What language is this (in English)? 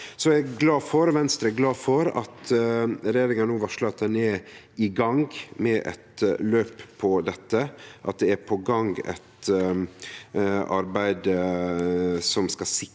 Norwegian